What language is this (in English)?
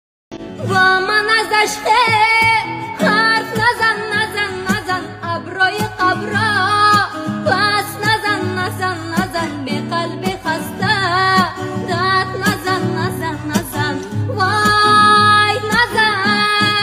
Arabic